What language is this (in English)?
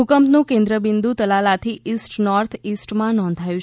Gujarati